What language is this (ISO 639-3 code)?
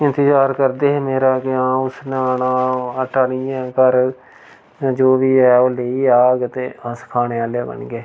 doi